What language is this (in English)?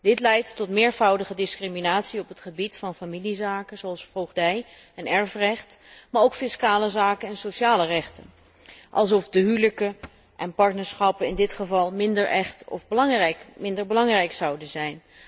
Dutch